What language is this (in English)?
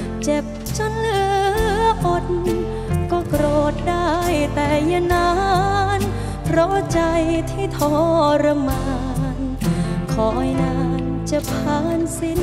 Thai